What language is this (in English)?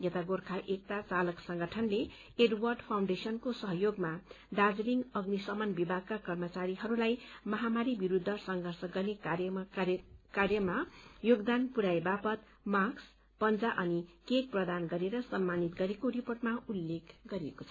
Nepali